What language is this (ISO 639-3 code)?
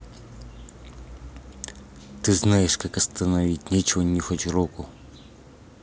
rus